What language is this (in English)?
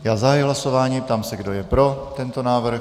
Czech